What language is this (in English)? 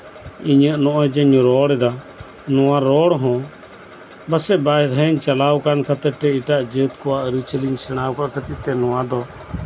Santali